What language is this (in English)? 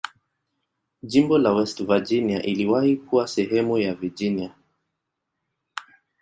Swahili